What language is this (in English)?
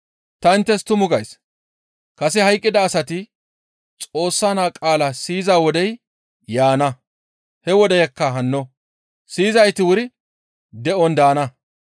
Gamo